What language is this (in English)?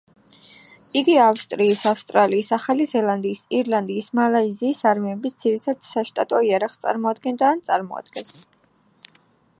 Georgian